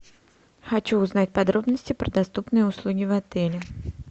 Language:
Russian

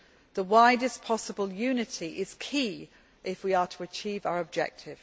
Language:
English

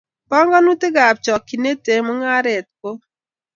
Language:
Kalenjin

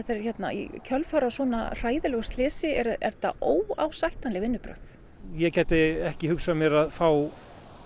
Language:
Icelandic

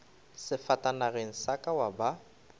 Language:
Northern Sotho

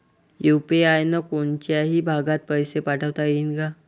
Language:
Marathi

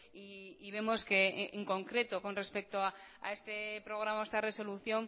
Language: Spanish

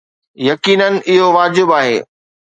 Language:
Sindhi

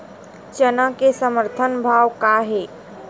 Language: Chhattisgarhi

